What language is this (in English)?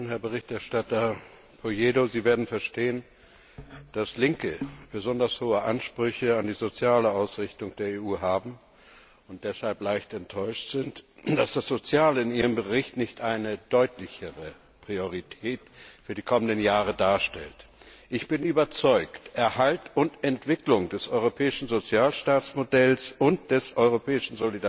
German